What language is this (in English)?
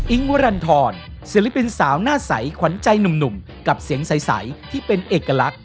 Thai